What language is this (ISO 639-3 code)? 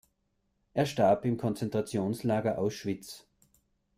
deu